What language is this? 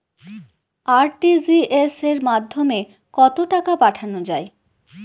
Bangla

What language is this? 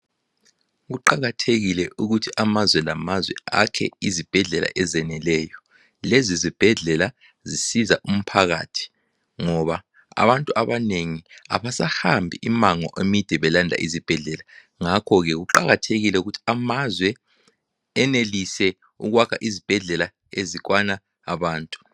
North Ndebele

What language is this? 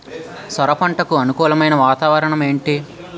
Telugu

